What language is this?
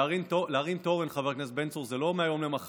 Hebrew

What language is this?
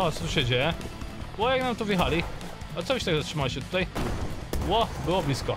Polish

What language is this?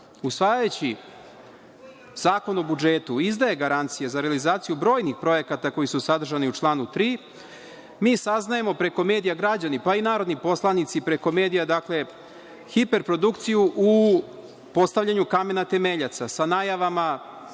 Serbian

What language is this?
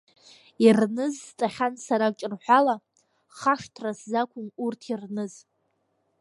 Abkhazian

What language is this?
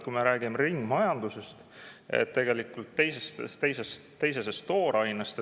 Estonian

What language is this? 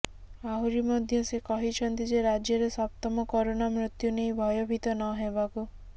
Odia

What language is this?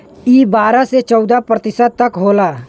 Bhojpuri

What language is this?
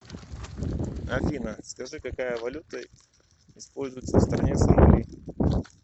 Russian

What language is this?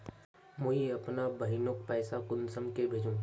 Magahi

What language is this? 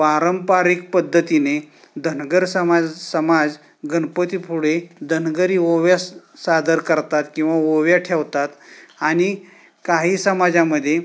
Marathi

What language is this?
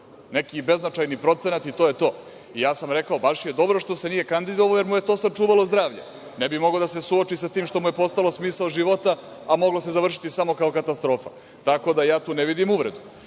Serbian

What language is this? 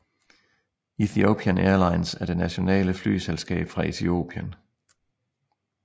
Danish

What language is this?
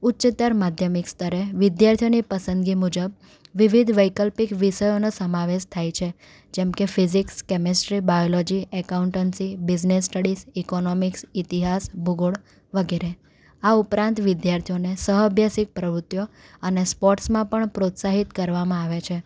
Gujarati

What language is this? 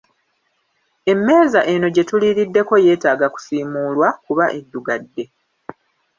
Ganda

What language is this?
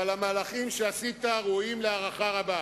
Hebrew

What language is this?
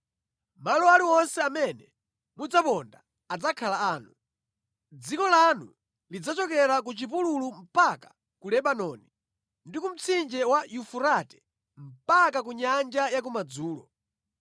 Nyanja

